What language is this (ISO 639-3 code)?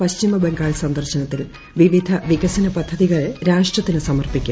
mal